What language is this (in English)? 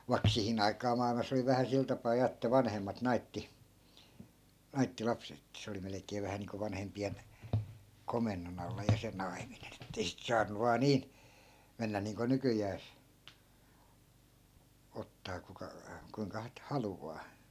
Finnish